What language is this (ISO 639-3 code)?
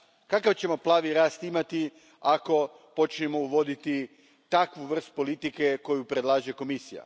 hrv